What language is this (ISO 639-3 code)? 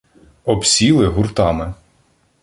ukr